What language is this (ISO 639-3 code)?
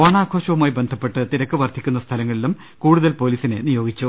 mal